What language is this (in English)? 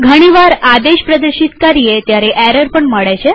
Gujarati